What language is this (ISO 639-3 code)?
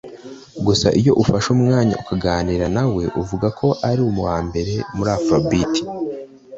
kin